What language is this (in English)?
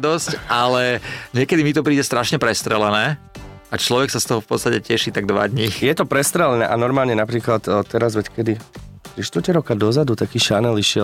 Slovak